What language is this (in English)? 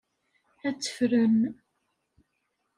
Kabyle